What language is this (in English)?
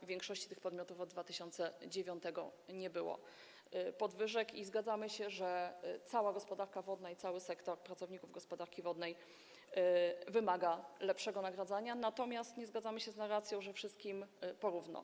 Polish